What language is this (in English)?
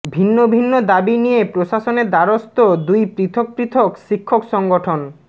Bangla